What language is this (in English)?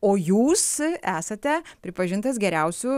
Lithuanian